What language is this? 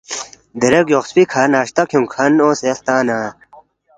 Balti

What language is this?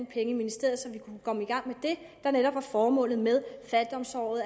Danish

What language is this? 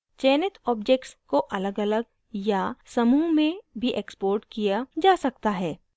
Hindi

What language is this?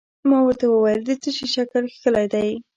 Pashto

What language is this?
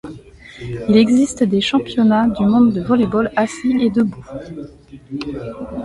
French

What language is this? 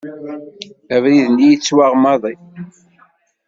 Kabyle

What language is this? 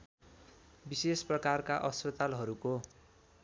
Nepali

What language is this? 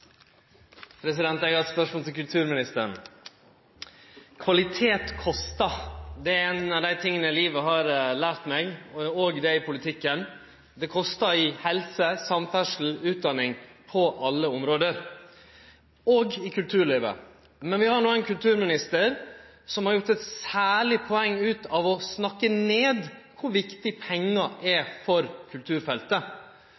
Norwegian Nynorsk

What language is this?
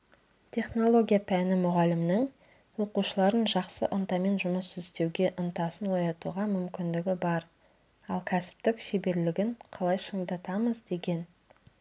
Kazakh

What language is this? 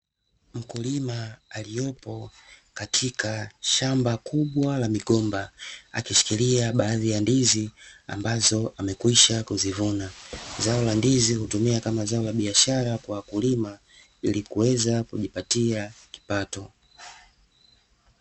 Swahili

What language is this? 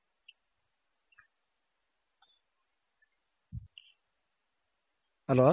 Kannada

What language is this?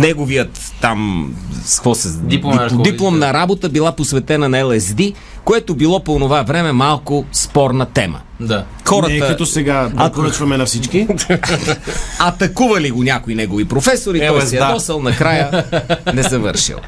Bulgarian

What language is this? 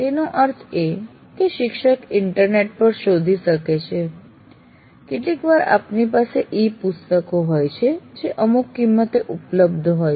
Gujarati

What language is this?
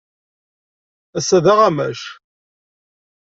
Kabyle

